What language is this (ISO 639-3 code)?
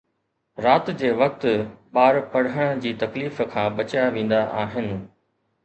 snd